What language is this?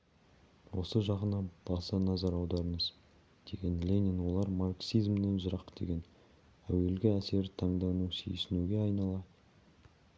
Kazakh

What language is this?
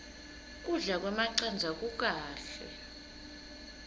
Swati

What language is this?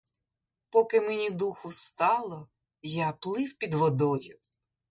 Ukrainian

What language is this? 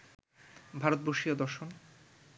Bangla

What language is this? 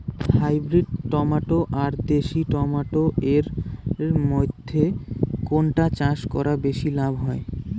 Bangla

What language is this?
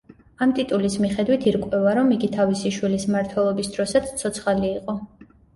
Georgian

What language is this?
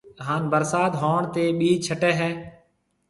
Marwari (Pakistan)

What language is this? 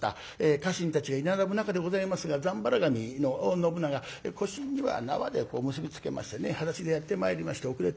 Japanese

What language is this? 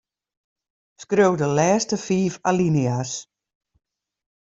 Western Frisian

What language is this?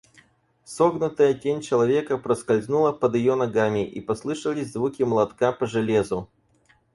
Russian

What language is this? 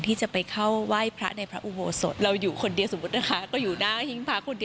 Thai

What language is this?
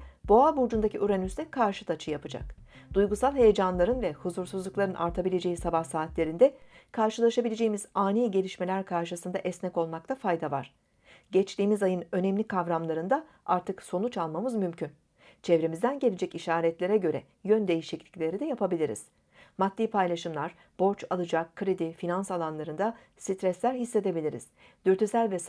Turkish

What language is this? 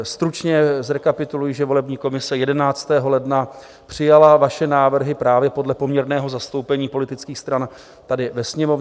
Czech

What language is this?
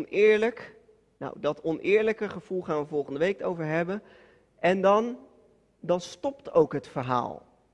Dutch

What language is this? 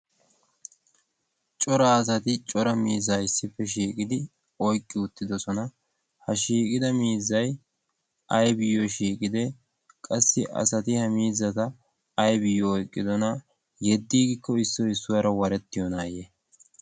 Wolaytta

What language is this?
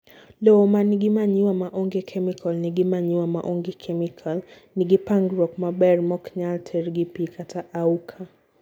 Luo (Kenya and Tanzania)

